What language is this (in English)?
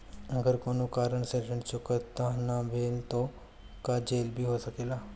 Bhojpuri